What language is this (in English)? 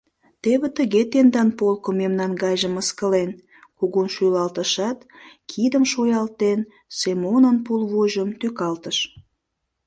Mari